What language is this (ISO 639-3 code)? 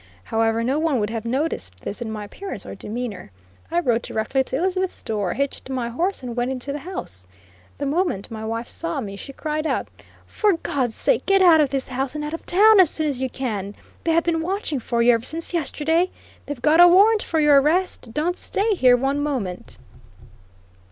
eng